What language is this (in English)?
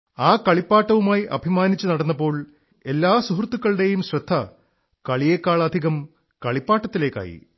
Malayalam